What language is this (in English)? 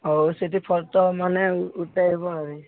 Odia